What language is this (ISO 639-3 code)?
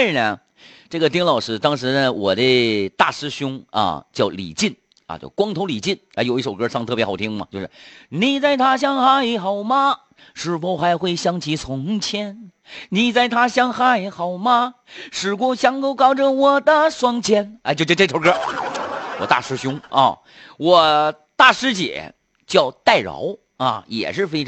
zho